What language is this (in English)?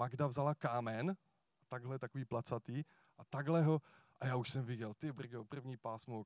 Czech